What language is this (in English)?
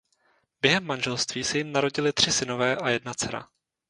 Czech